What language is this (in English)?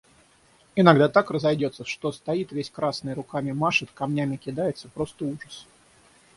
Russian